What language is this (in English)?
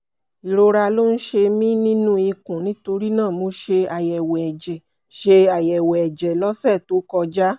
Yoruba